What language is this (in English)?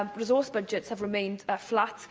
English